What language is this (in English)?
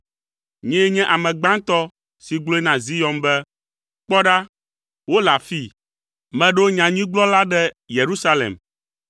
Ewe